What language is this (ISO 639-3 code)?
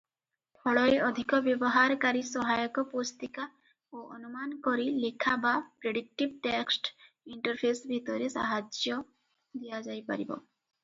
ori